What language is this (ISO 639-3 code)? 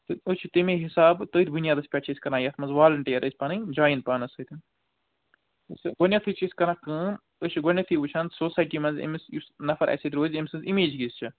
kas